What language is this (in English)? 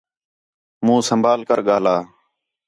Khetrani